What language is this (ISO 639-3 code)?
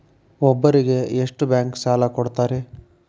kan